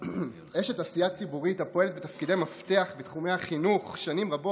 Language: Hebrew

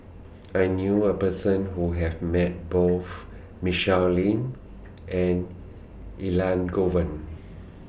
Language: English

